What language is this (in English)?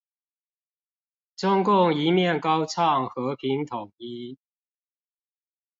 Chinese